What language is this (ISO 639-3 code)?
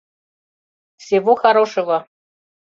chm